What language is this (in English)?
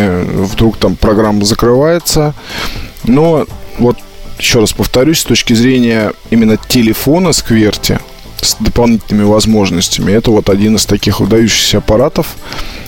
Russian